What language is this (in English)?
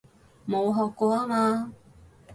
Cantonese